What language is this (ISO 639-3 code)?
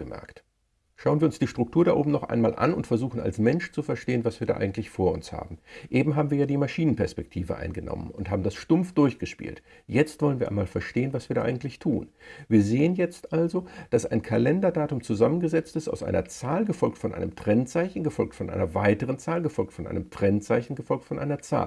deu